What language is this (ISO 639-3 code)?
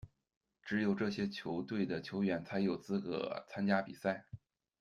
zho